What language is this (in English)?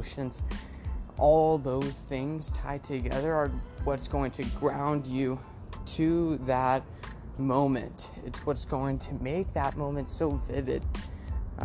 English